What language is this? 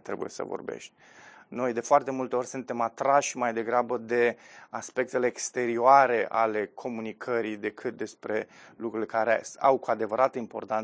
Romanian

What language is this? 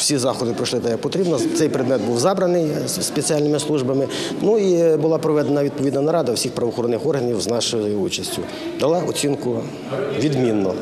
Ukrainian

